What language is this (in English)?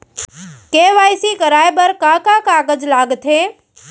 Chhattisgarhi